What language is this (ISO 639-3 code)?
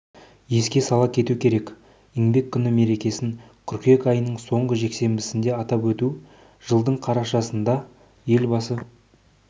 kaz